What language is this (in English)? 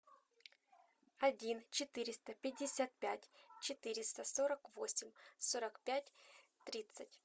Russian